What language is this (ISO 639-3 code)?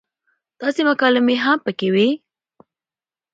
pus